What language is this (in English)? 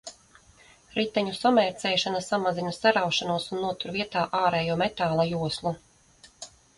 Latvian